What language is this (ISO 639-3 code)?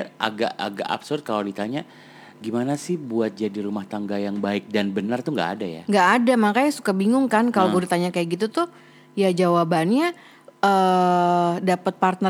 ind